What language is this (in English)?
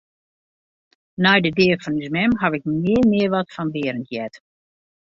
Western Frisian